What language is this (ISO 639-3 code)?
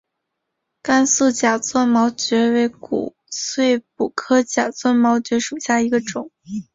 zho